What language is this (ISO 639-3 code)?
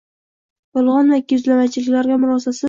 uzb